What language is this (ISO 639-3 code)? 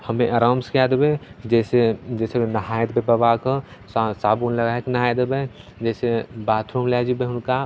mai